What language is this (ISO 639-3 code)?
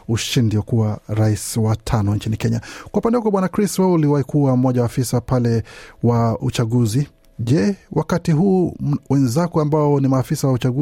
swa